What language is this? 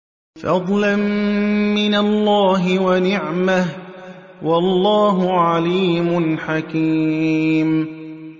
Arabic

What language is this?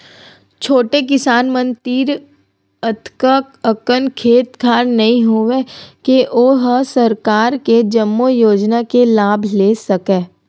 Chhattisgarhi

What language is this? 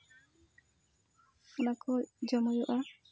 Santali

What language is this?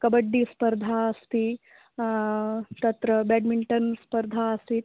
Sanskrit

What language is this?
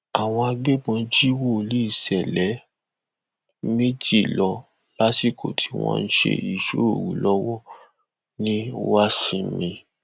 Yoruba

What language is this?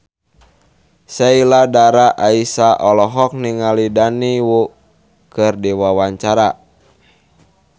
Sundanese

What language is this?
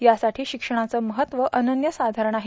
Marathi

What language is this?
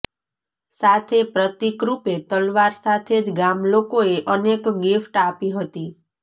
Gujarati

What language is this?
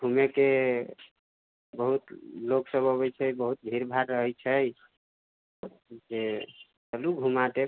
Maithili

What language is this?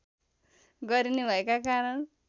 Nepali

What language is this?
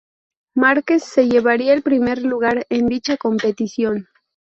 Spanish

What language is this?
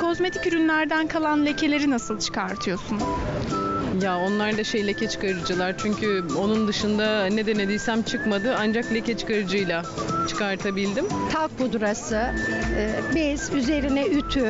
Turkish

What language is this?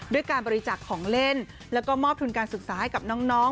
Thai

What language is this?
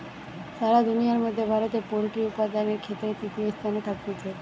Bangla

